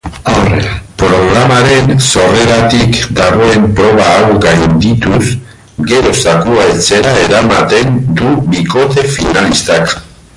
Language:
Basque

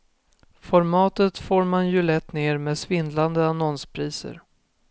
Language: Swedish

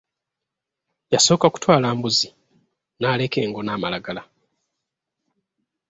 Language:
Ganda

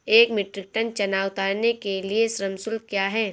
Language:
Hindi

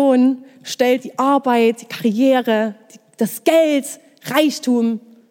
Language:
German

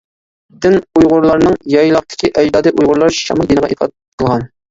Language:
Uyghur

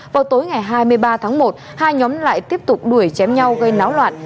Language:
Vietnamese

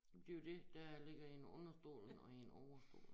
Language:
Danish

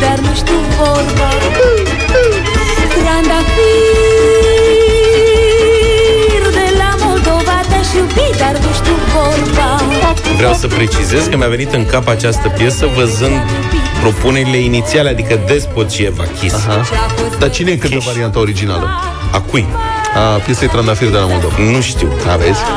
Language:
Romanian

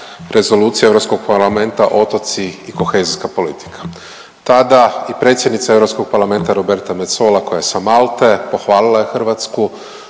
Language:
Croatian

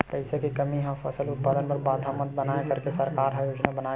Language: Chhattisgarhi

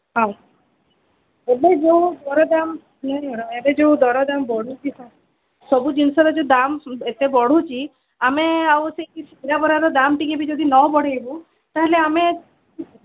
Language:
Odia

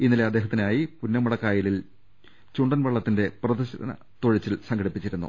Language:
Malayalam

